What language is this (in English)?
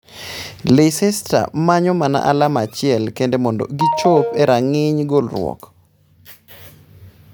Luo (Kenya and Tanzania)